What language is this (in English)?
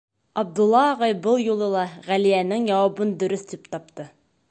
Bashkir